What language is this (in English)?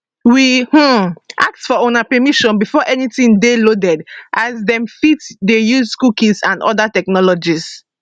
Nigerian Pidgin